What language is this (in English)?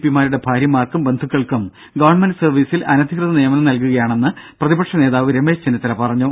Malayalam